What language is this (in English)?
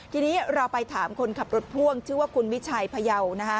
Thai